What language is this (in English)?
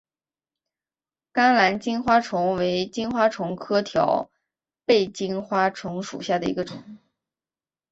Chinese